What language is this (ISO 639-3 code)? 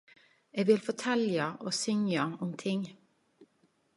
nno